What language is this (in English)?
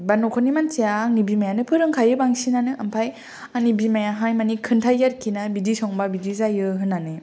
Bodo